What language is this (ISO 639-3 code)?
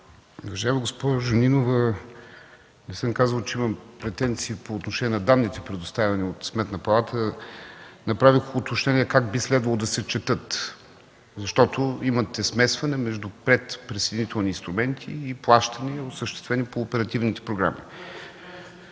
bul